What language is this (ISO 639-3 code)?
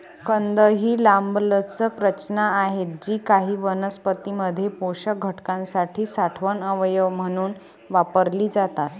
mar